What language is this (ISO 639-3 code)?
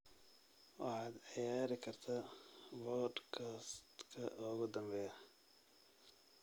som